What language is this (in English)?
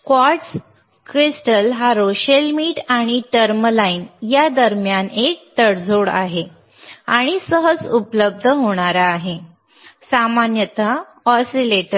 Marathi